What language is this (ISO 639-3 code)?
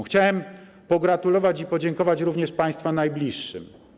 pol